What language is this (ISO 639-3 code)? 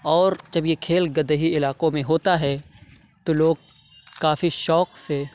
urd